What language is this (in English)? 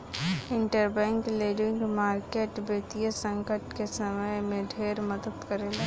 Bhojpuri